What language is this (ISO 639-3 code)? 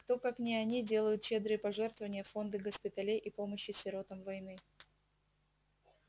rus